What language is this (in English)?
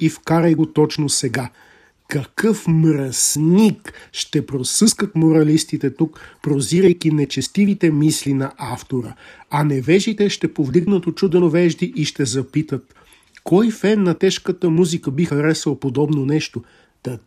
Bulgarian